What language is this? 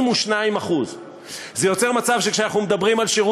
Hebrew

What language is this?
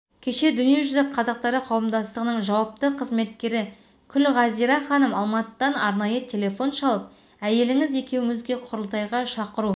Kazakh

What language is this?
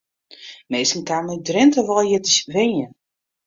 Western Frisian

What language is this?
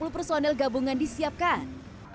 Indonesian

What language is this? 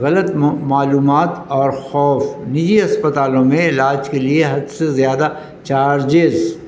Urdu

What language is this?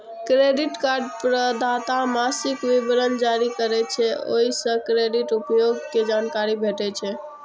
Maithili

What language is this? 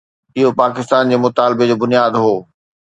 Sindhi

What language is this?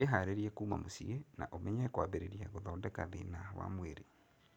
Kikuyu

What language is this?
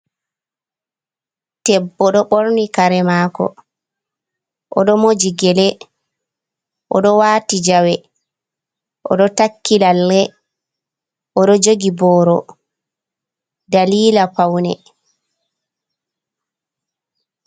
Fula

